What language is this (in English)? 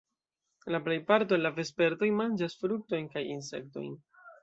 Esperanto